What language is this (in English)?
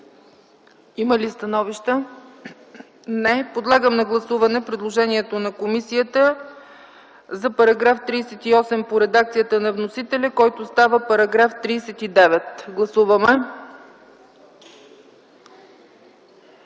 Bulgarian